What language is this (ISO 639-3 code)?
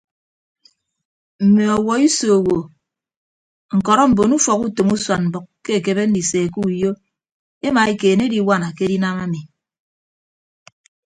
ibb